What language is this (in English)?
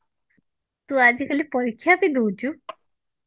Odia